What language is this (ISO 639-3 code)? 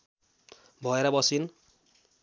nep